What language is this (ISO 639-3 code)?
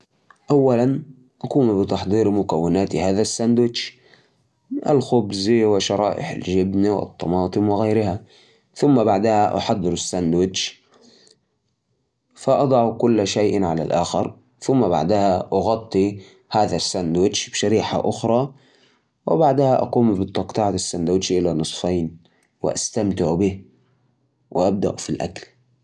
ars